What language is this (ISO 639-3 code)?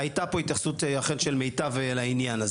heb